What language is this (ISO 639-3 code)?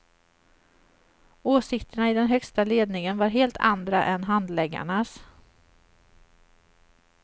swe